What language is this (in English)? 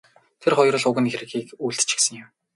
Mongolian